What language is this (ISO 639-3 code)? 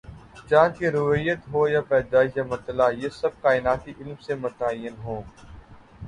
urd